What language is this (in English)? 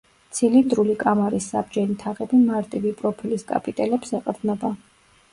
Georgian